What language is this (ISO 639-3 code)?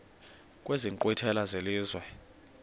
xho